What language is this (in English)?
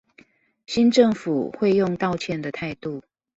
Chinese